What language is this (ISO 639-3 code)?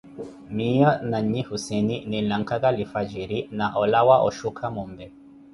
eko